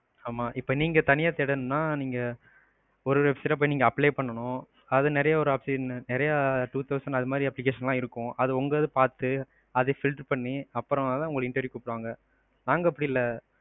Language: Tamil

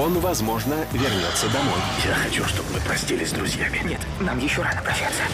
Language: Russian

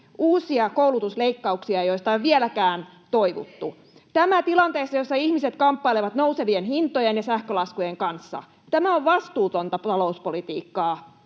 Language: Finnish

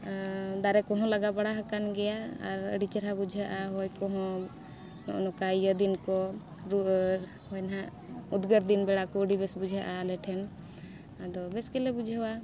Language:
Santali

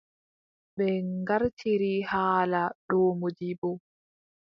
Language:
Adamawa Fulfulde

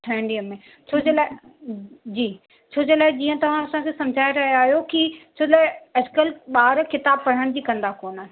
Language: Sindhi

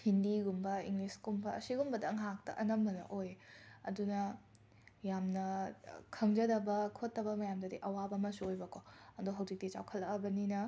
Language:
Manipuri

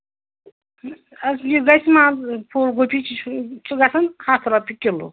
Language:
Kashmiri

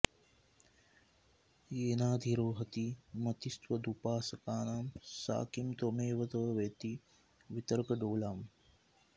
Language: Sanskrit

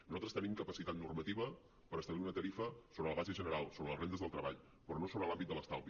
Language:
Catalan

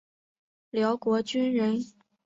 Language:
Chinese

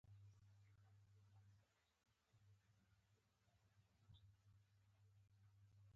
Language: Pashto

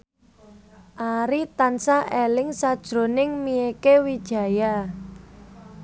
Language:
Javanese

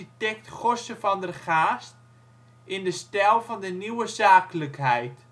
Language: Dutch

